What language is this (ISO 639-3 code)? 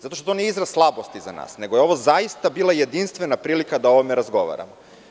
srp